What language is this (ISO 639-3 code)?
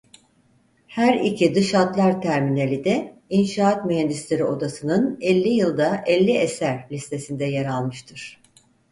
tur